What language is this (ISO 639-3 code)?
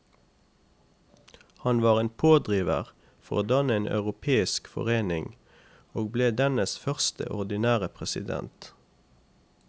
nor